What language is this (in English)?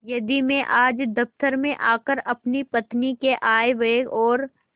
Hindi